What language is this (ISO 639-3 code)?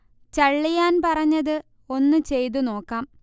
mal